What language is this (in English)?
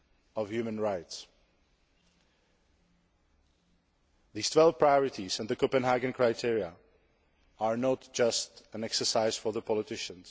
English